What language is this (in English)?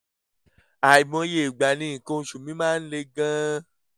Yoruba